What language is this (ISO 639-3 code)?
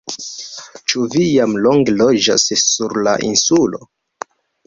epo